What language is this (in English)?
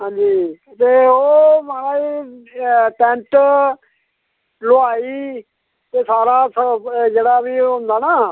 Dogri